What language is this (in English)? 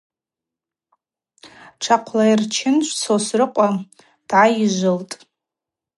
Abaza